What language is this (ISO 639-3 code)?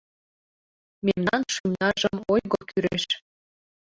chm